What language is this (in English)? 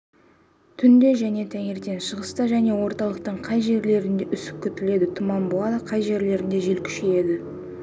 Kazakh